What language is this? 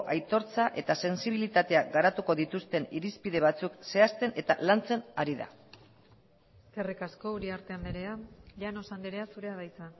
Basque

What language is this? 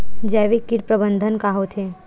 Chhattisgarhi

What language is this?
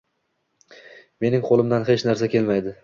Uzbek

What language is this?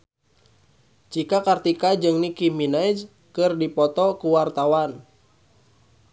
Sundanese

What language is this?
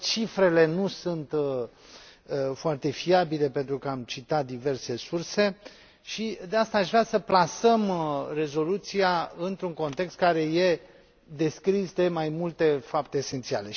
Romanian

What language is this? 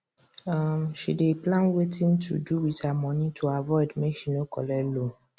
Nigerian Pidgin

